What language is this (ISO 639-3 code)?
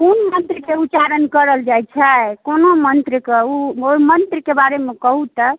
mai